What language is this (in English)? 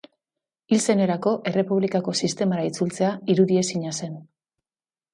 Basque